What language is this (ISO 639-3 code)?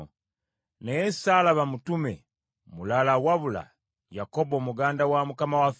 lug